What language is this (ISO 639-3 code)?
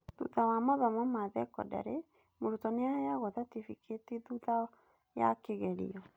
kik